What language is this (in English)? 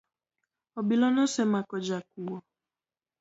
Luo (Kenya and Tanzania)